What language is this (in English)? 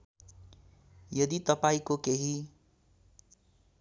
Nepali